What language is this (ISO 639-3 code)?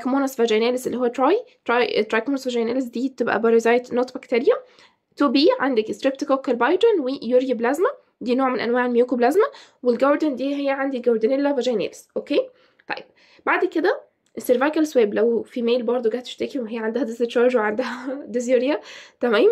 ara